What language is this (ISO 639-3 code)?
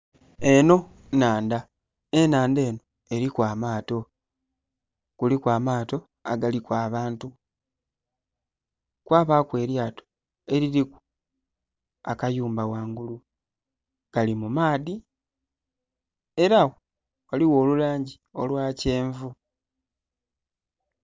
xog